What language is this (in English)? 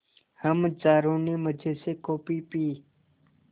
Hindi